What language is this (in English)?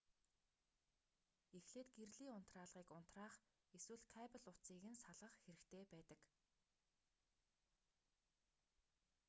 Mongolian